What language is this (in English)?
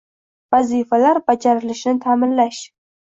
Uzbek